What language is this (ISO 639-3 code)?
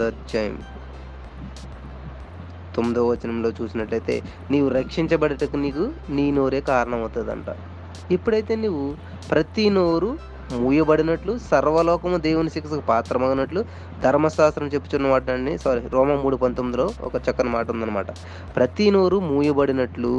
tel